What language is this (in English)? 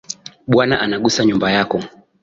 Swahili